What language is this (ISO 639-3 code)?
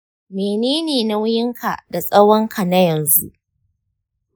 hau